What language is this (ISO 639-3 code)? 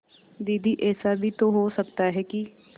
hin